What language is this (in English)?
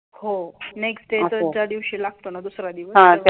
Marathi